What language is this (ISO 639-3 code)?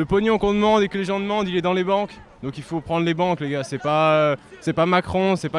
fra